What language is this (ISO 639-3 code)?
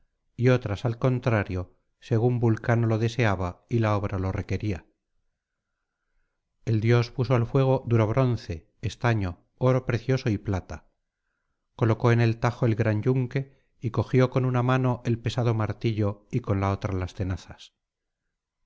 spa